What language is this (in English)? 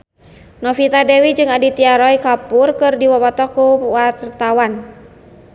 Sundanese